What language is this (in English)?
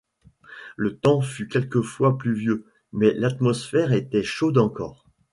French